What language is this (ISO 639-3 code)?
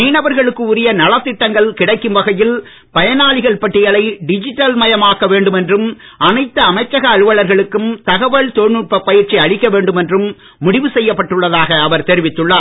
tam